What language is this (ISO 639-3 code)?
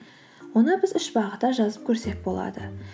kaz